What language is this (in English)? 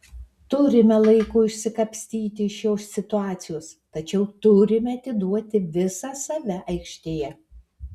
Lithuanian